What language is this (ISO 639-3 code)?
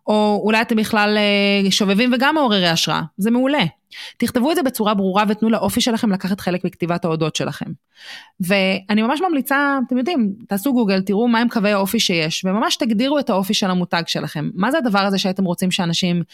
heb